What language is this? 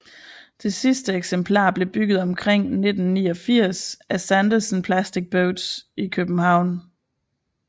Danish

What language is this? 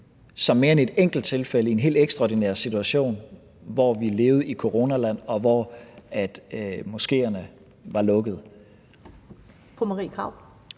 Danish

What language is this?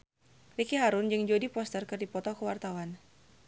Sundanese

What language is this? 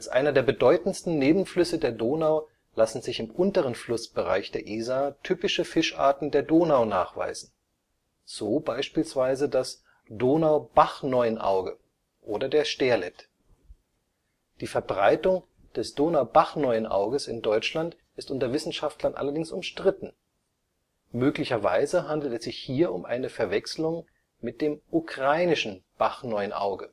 German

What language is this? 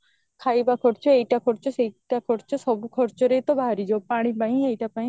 Odia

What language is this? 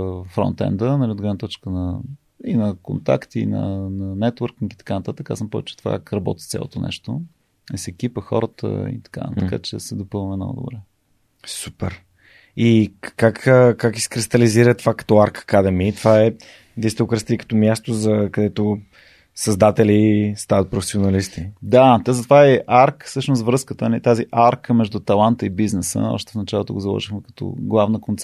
Bulgarian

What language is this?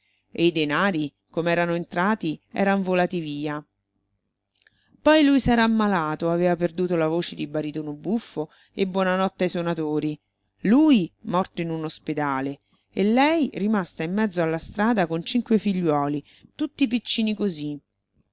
Italian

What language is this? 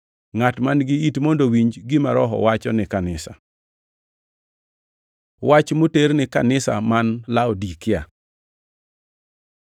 Luo (Kenya and Tanzania)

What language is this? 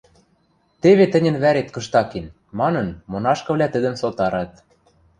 Western Mari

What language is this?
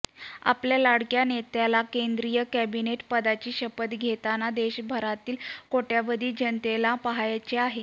Marathi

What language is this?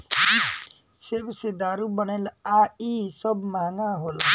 Bhojpuri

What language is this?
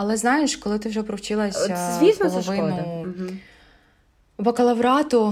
Ukrainian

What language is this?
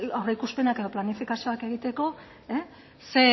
Basque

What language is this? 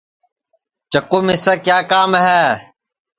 Sansi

